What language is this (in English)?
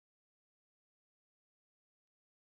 Basque